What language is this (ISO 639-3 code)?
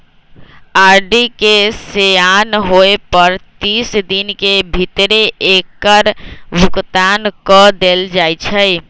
mag